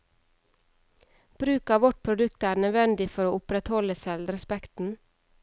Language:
Norwegian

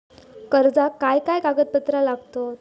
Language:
Marathi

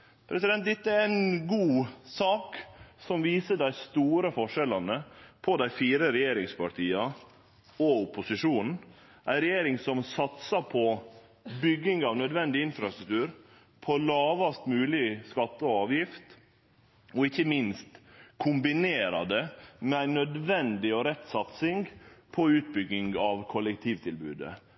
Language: Norwegian Nynorsk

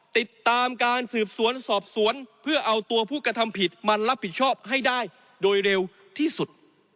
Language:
Thai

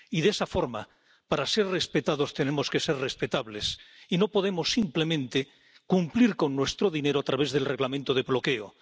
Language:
Spanish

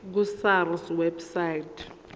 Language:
Zulu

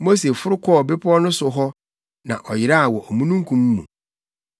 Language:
Akan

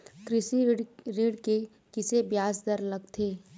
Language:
Chhattisgarhi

